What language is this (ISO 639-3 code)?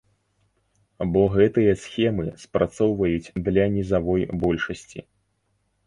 bel